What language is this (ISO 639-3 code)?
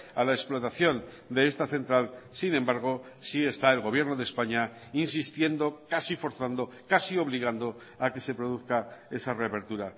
spa